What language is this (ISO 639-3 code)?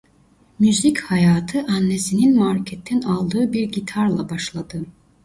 tur